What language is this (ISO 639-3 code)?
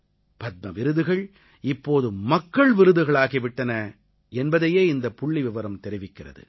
tam